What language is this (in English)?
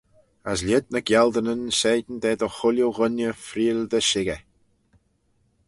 Manx